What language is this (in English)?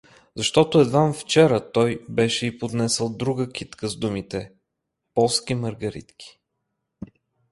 Bulgarian